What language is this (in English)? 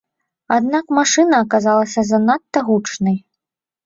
Belarusian